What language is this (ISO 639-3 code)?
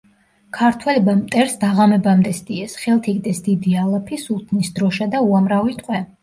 kat